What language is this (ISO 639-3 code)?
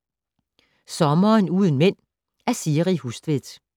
dan